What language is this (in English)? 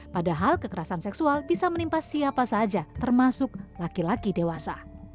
Indonesian